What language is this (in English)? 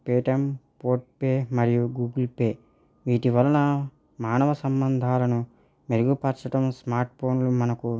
Telugu